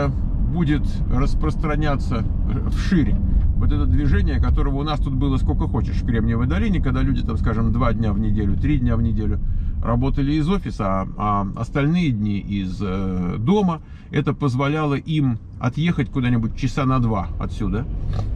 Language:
Russian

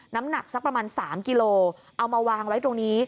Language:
Thai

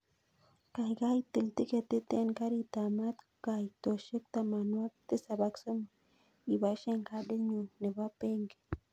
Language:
Kalenjin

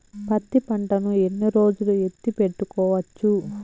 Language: Telugu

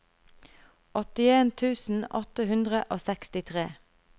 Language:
Norwegian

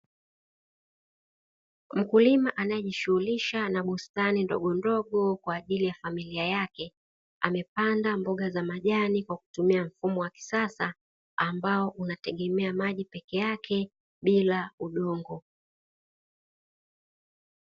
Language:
Swahili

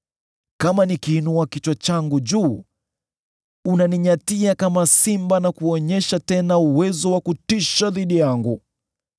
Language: Swahili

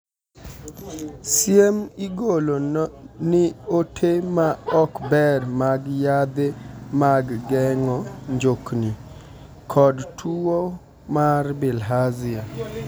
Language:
Luo (Kenya and Tanzania)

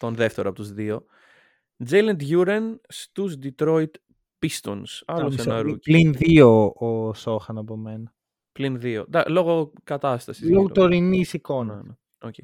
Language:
Greek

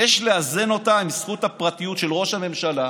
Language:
Hebrew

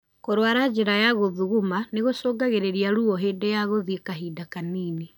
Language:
Kikuyu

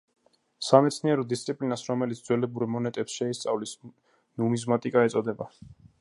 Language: Georgian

